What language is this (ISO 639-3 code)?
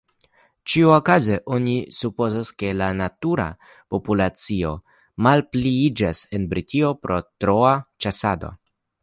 epo